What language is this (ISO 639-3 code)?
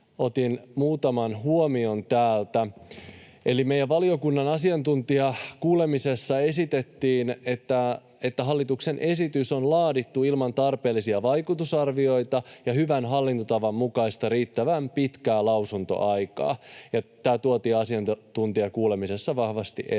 fin